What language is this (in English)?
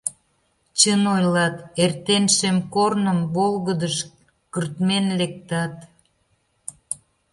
Mari